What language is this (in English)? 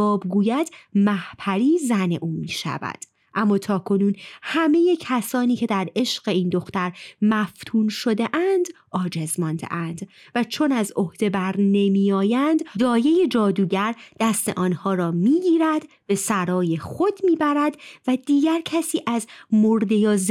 Persian